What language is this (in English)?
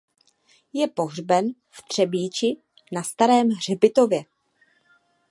Czech